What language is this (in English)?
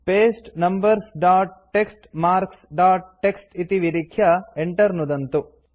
Sanskrit